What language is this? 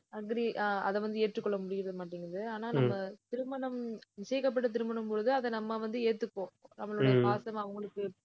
Tamil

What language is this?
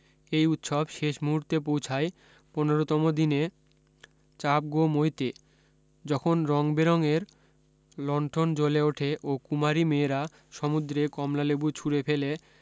Bangla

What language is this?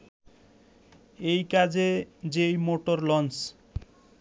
Bangla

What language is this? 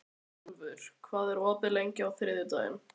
Icelandic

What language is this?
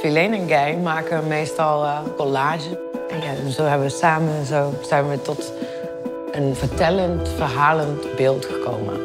Dutch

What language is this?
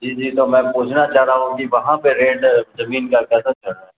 Urdu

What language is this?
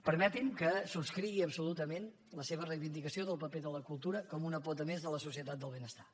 Catalan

